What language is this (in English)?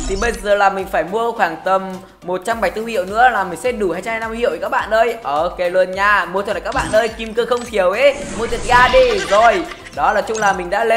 Vietnamese